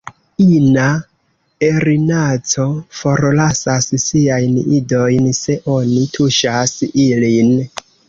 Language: Esperanto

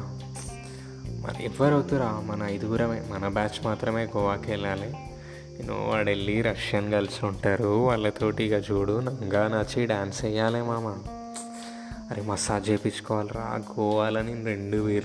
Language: Telugu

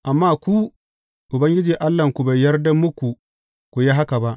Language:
Hausa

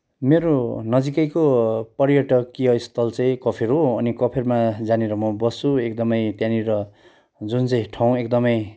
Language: Nepali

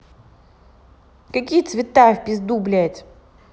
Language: Russian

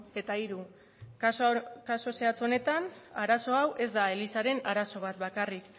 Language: Basque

